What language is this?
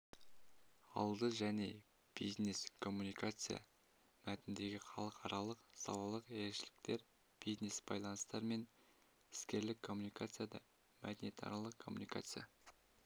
Kazakh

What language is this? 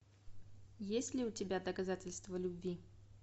Russian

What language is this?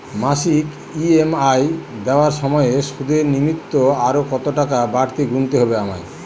Bangla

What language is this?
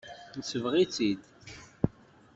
Kabyle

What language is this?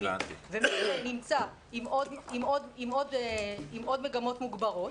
Hebrew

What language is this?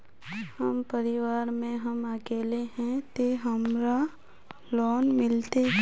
Magahi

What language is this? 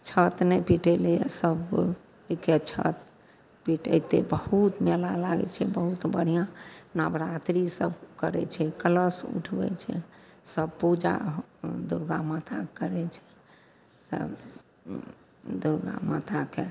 Maithili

